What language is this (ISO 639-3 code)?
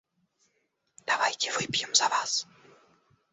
rus